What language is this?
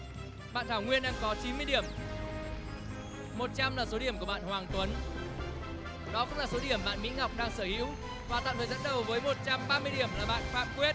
Vietnamese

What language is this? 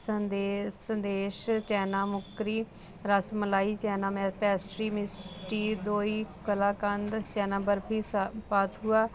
Punjabi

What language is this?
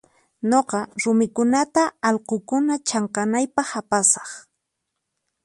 Puno Quechua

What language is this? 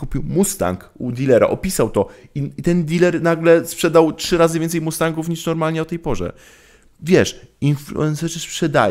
Polish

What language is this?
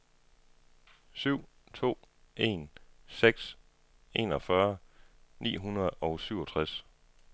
Danish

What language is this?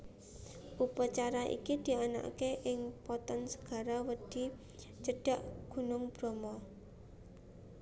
Javanese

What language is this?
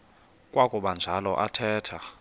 Xhosa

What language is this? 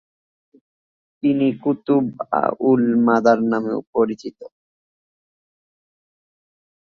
Bangla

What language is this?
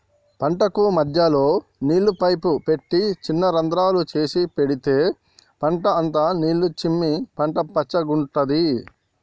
Telugu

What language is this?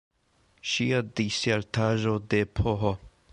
Esperanto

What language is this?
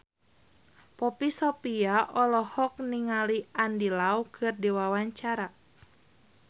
Sundanese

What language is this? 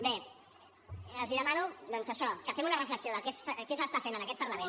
Catalan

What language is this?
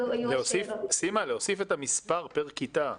Hebrew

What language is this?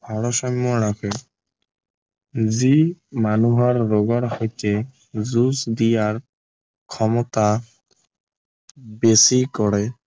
Assamese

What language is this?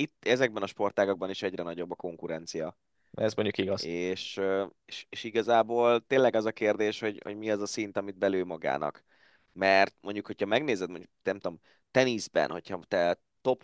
Hungarian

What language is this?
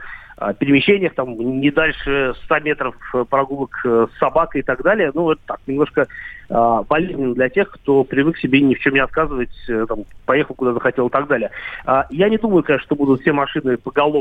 Russian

